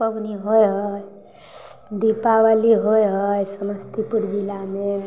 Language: Maithili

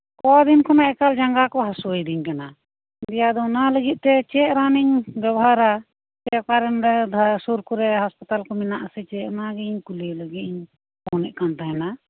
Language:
Santali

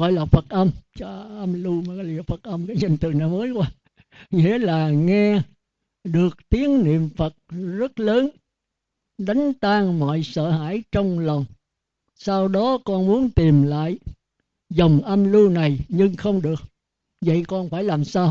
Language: Vietnamese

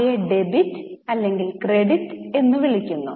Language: Malayalam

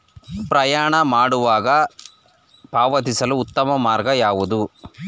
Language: Kannada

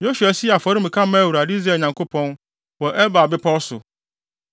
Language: Akan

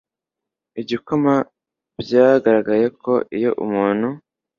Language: Kinyarwanda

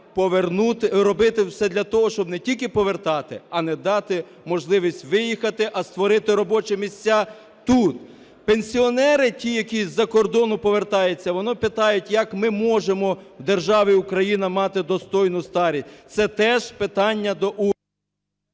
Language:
Ukrainian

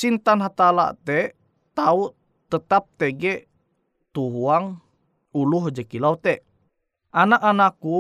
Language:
Indonesian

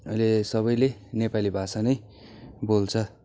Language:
Nepali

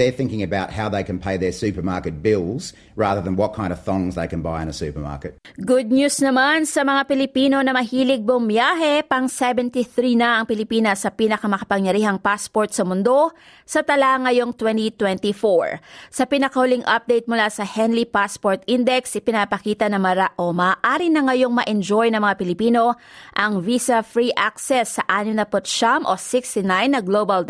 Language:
Filipino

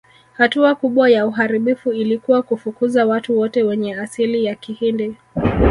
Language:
Swahili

